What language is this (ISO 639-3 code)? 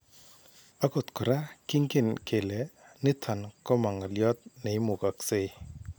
kln